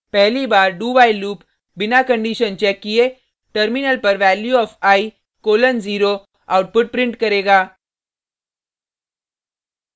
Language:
Hindi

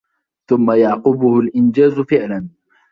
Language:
Arabic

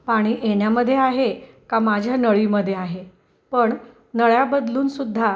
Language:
Marathi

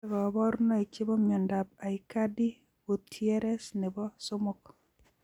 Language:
Kalenjin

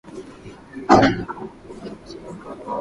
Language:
Swahili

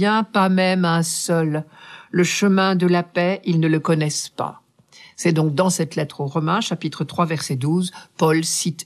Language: French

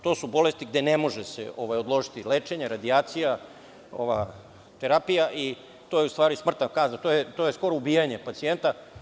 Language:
Serbian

